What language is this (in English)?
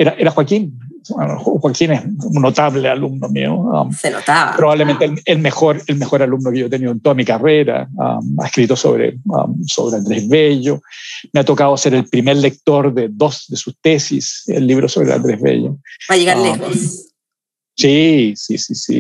Spanish